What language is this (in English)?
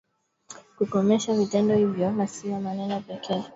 Swahili